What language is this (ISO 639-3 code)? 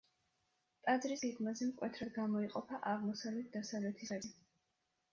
kat